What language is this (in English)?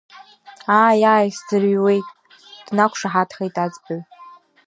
Abkhazian